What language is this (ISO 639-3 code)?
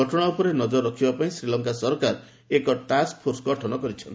ori